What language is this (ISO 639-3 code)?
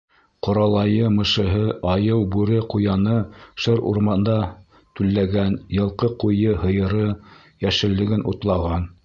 bak